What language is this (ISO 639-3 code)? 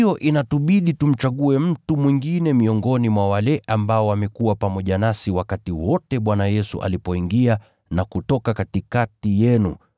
swa